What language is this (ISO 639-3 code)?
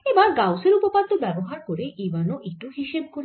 ben